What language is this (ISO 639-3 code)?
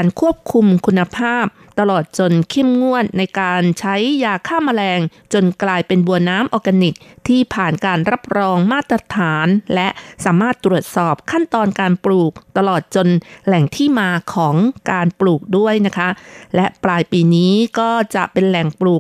tha